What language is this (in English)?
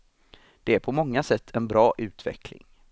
Swedish